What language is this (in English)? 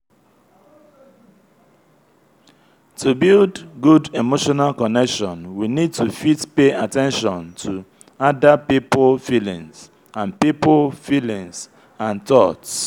Nigerian Pidgin